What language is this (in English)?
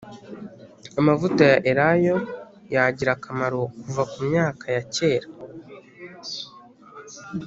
Kinyarwanda